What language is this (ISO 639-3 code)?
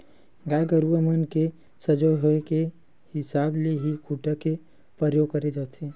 hne